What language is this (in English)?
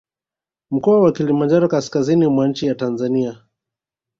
Swahili